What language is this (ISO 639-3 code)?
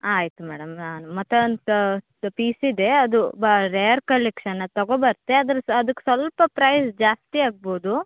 kan